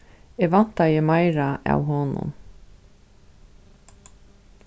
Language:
Faroese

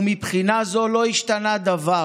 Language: Hebrew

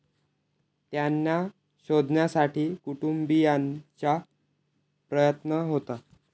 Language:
Marathi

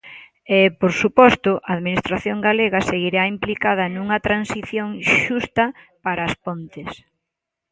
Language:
Galician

